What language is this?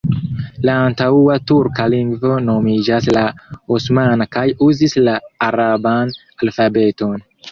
Esperanto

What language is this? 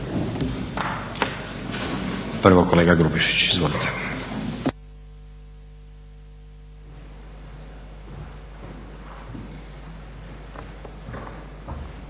Croatian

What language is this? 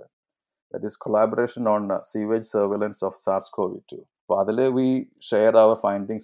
Malayalam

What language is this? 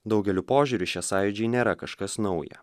Lithuanian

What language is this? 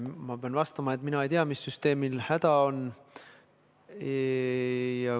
Estonian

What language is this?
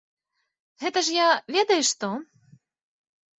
Belarusian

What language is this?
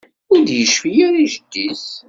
Kabyle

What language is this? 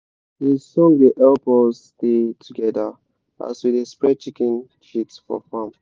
Nigerian Pidgin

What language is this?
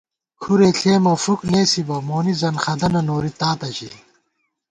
Gawar-Bati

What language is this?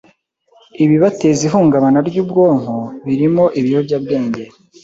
Kinyarwanda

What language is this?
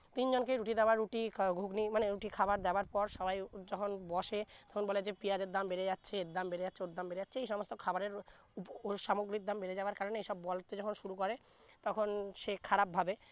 Bangla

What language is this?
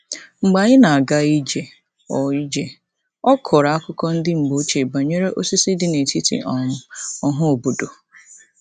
Igbo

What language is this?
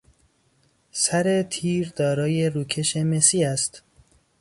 Persian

